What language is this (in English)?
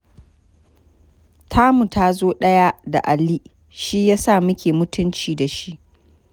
Hausa